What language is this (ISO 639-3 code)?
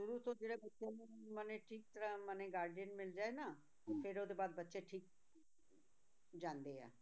pan